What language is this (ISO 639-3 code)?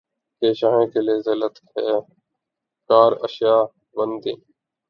urd